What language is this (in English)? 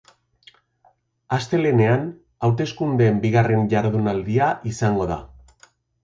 Basque